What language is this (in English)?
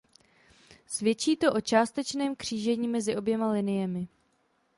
Czech